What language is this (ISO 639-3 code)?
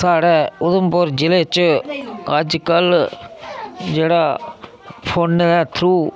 doi